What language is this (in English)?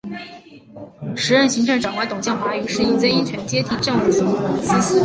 Chinese